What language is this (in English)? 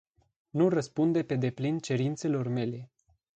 Romanian